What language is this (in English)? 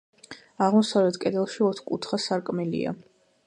Georgian